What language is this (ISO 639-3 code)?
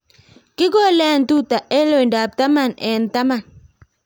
kln